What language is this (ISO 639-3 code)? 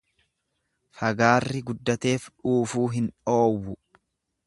orm